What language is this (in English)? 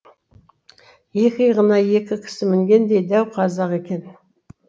Kazakh